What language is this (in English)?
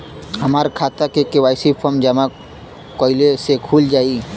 Bhojpuri